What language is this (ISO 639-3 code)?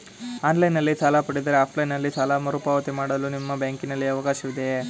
kan